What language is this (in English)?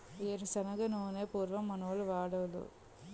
Telugu